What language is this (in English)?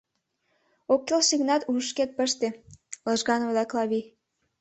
Mari